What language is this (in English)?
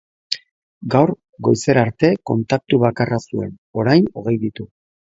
Basque